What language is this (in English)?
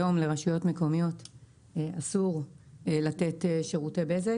Hebrew